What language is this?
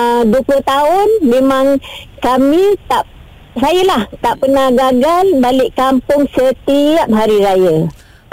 Malay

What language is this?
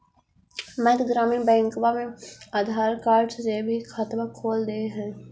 Magahi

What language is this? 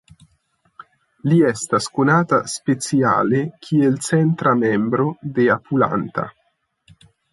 Esperanto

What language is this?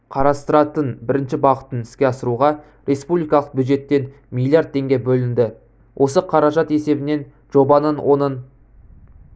Kazakh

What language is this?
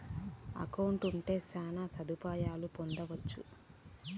Telugu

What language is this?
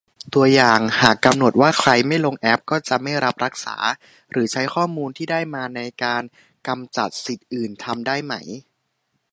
Thai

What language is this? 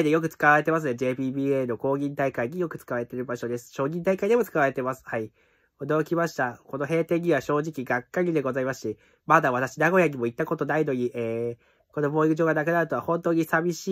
Japanese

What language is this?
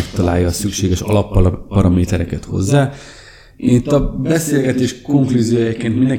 Hungarian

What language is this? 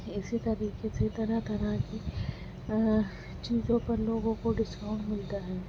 Urdu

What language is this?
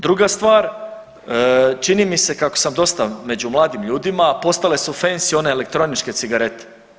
Croatian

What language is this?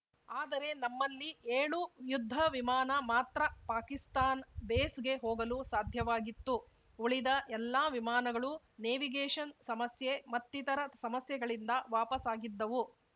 Kannada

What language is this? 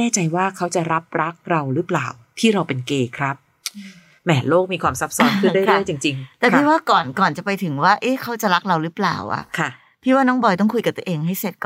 Thai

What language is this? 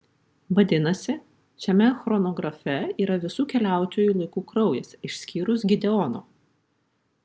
Lithuanian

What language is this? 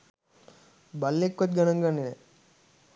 Sinhala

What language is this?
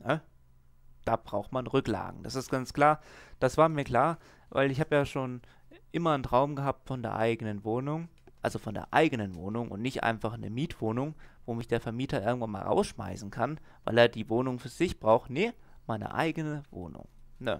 German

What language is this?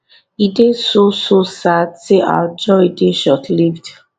Nigerian Pidgin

